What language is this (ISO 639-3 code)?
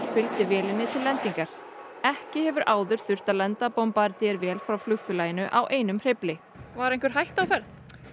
isl